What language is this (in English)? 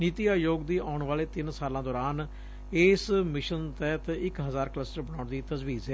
Punjabi